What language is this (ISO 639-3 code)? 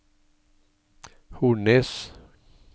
nor